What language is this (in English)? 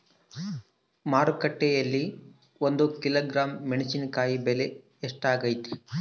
Kannada